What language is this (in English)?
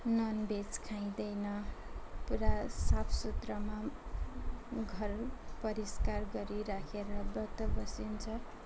Nepali